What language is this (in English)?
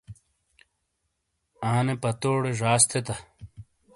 Shina